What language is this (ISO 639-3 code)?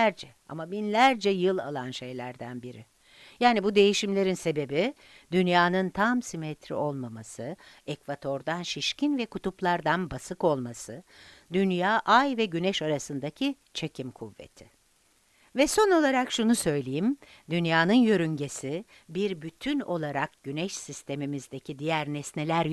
tur